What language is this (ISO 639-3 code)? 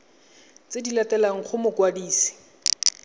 tsn